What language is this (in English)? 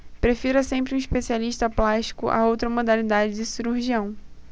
Portuguese